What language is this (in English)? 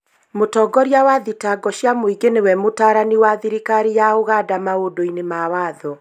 Kikuyu